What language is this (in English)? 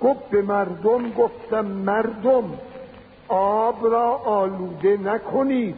Persian